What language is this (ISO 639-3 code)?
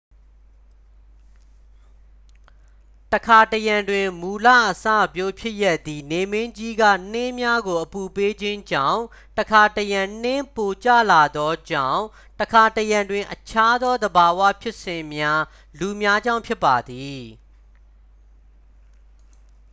mya